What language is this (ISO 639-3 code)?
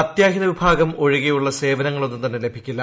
mal